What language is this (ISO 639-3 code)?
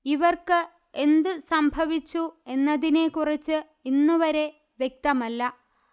mal